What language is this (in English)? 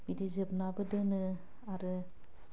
Bodo